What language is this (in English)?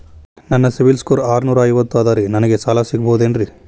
Kannada